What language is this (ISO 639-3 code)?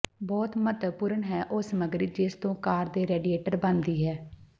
pan